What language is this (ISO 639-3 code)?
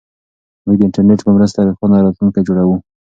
pus